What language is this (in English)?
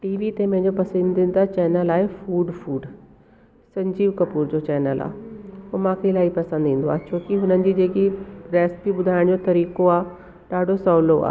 Sindhi